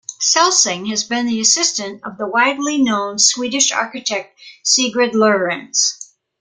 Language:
English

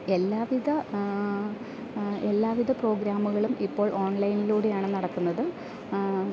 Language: Malayalam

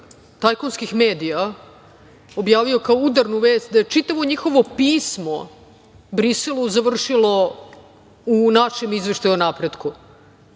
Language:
Serbian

